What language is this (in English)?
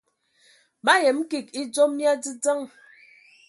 Ewondo